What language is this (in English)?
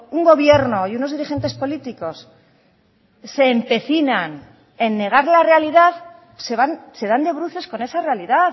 Spanish